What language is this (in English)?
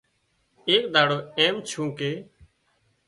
Wadiyara Koli